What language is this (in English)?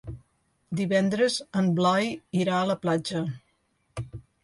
Catalan